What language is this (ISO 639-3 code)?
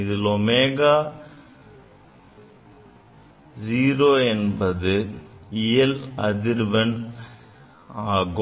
tam